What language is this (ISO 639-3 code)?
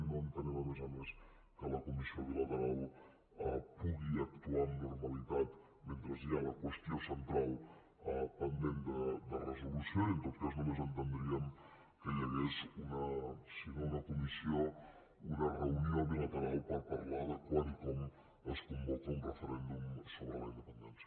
cat